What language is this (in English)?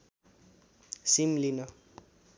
Nepali